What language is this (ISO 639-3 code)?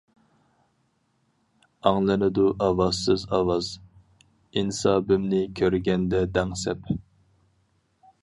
uig